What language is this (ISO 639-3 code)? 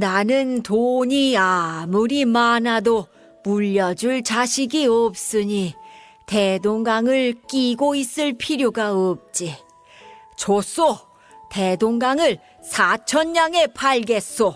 kor